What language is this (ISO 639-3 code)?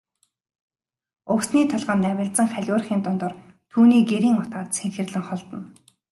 mon